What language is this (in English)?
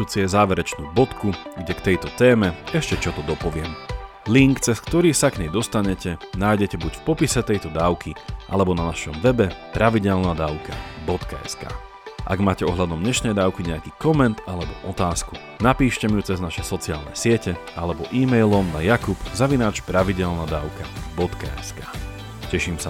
Slovak